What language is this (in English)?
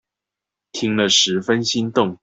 Chinese